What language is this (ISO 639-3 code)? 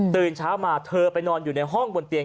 tha